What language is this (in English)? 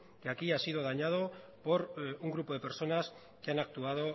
Spanish